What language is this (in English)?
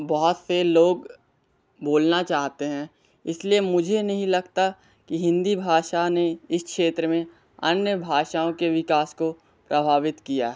Hindi